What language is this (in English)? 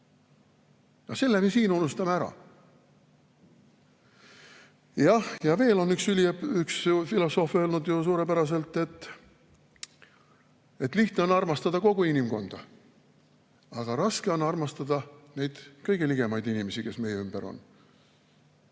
Estonian